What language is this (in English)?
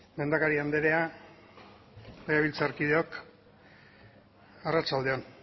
Basque